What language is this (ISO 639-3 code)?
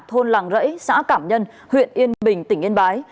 vie